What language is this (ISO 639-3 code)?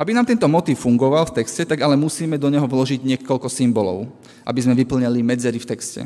slk